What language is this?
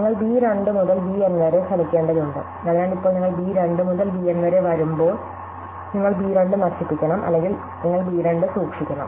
Malayalam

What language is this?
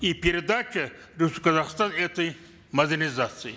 Kazakh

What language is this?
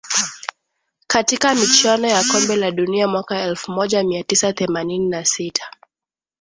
Swahili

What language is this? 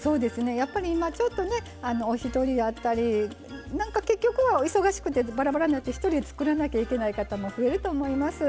Japanese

